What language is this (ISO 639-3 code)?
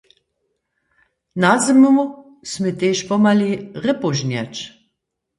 hsb